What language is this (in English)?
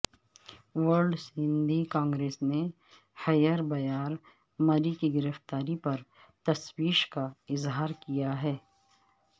Urdu